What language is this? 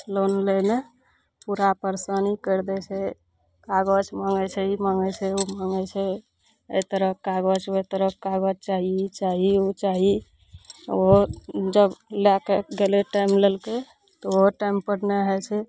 Maithili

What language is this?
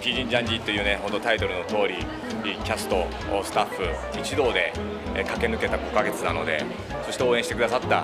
Japanese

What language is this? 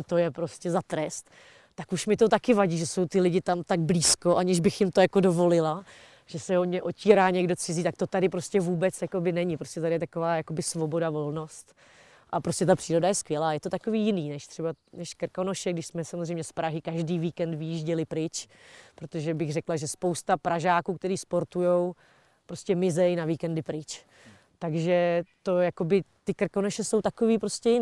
Czech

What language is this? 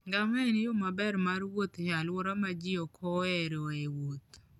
Luo (Kenya and Tanzania)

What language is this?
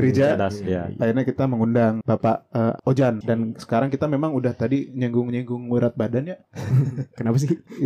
Indonesian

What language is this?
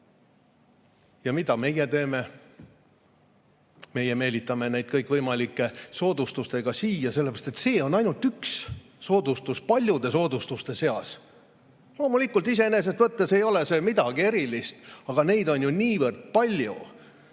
Estonian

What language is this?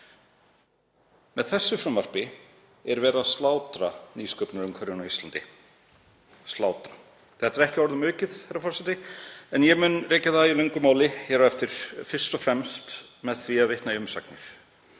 Icelandic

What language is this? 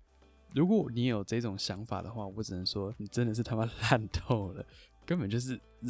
Chinese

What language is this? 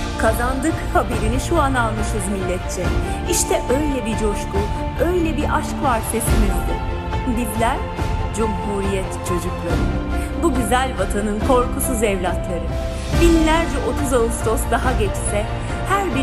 Turkish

